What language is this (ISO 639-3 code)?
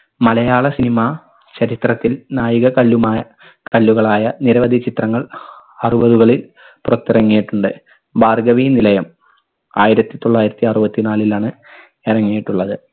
mal